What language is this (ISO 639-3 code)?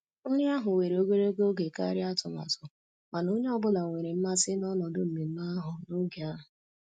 ibo